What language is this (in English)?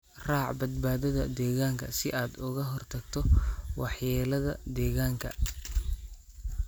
Somali